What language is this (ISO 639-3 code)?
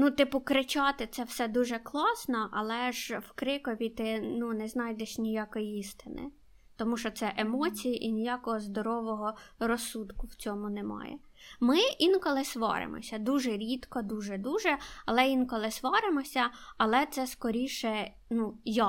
ukr